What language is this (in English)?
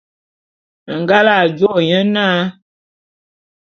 Bulu